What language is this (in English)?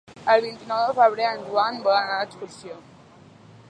Catalan